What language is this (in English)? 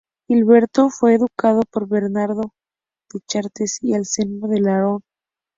Spanish